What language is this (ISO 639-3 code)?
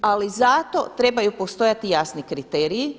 hrv